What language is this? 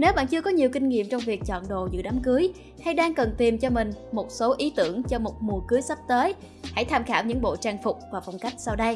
Vietnamese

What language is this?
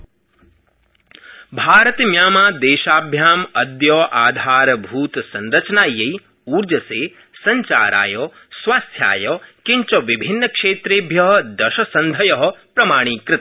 Sanskrit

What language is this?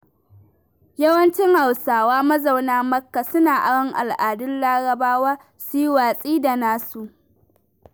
Hausa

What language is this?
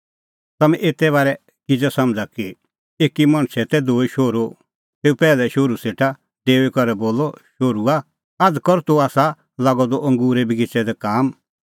Kullu Pahari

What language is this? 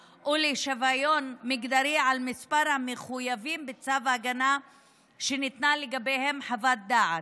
Hebrew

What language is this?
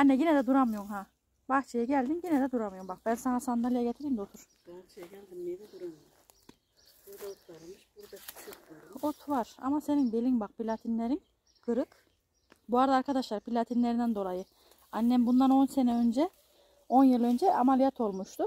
Turkish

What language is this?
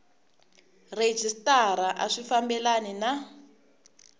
Tsonga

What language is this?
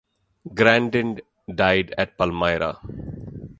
English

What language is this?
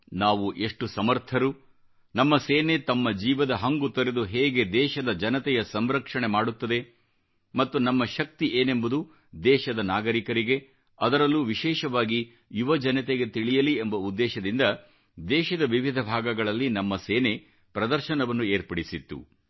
Kannada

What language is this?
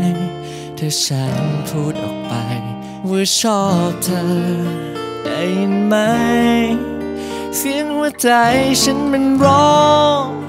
Thai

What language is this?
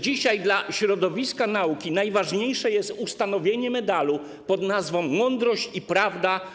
Polish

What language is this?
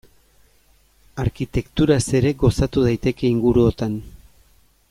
Basque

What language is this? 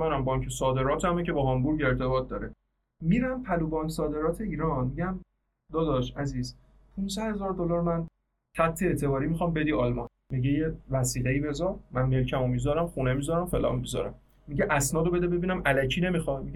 Persian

